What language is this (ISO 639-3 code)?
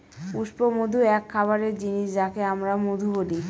ben